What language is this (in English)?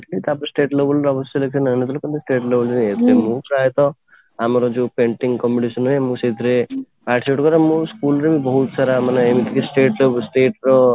Odia